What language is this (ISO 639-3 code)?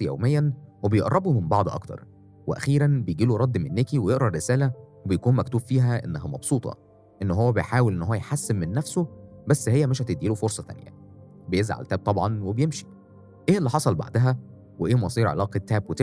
ara